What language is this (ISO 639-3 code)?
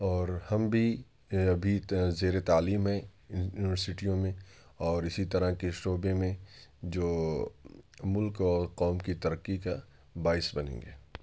urd